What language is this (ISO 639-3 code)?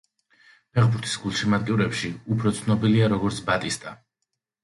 kat